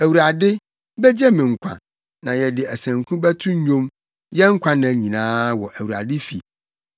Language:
Akan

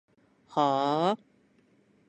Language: Japanese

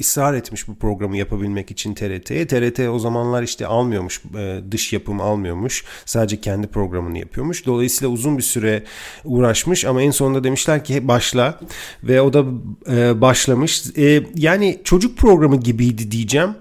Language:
Turkish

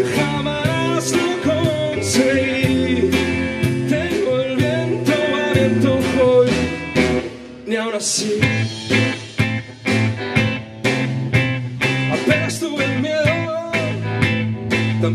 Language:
Hungarian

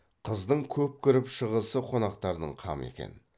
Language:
Kazakh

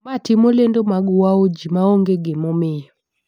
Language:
Luo (Kenya and Tanzania)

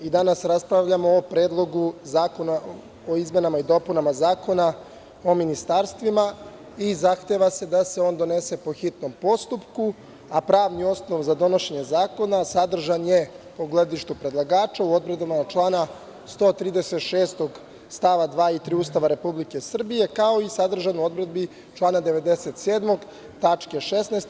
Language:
Serbian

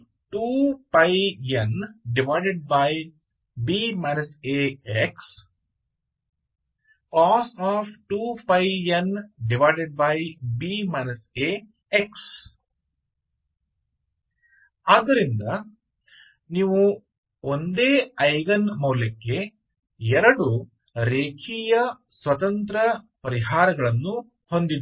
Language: Kannada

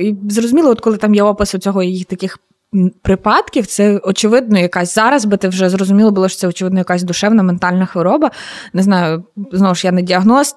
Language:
Ukrainian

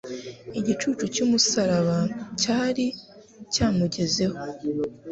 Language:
Kinyarwanda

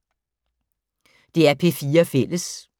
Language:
Danish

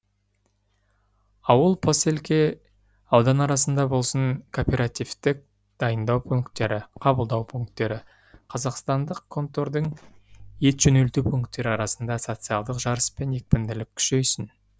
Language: Kazakh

